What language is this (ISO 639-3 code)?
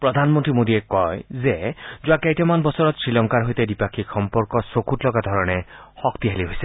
asm